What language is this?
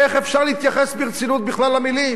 Hebrew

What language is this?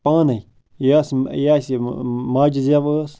Kashmiri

